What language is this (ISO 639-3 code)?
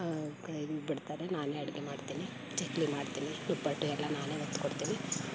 kan